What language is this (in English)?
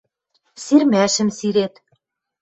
Western Mari